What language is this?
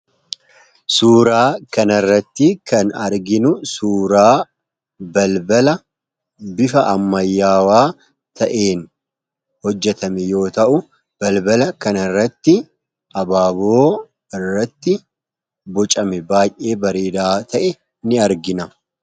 Oromo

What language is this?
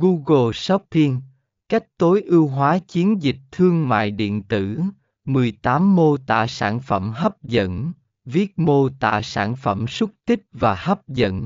Vietnamese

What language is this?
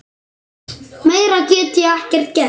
Icelandic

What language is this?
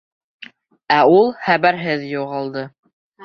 Bashkir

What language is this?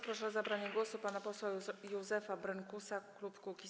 Polish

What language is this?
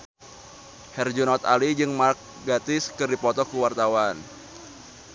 Sundanese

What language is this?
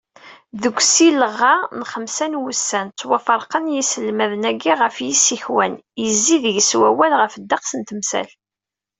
Kabyle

